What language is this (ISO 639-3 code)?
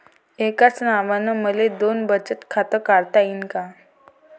mar